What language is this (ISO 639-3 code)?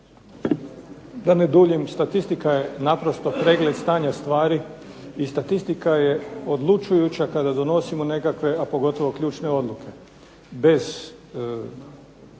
hrv